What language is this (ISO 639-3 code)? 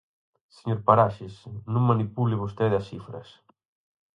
glg